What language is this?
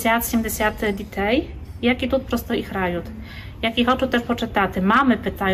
Ukrainian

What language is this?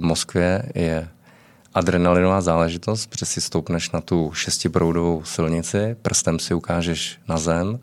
Czech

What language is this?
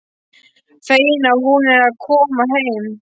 Icelandic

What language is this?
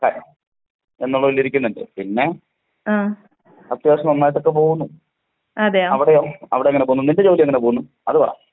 Malayalam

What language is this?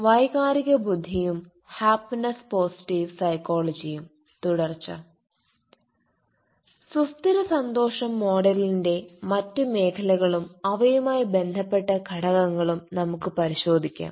Malayalam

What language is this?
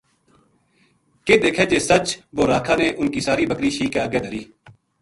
Gujari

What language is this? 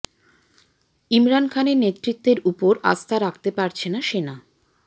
Bangla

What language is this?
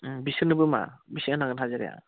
Bodo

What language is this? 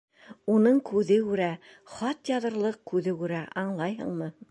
Bashkir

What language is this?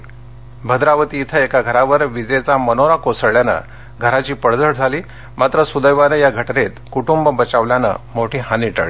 Marathi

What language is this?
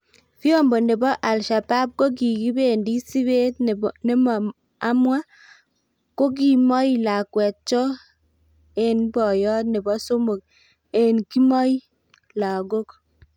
Kalenjin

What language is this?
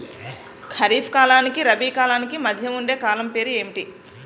Telugu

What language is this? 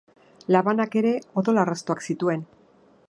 Basque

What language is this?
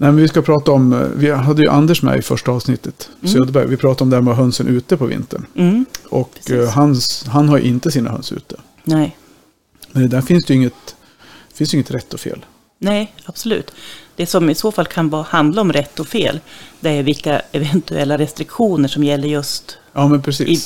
Swedish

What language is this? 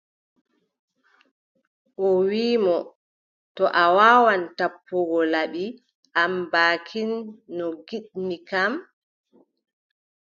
Adamawa Fulfulde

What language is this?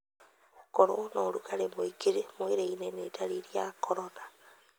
Kikuyu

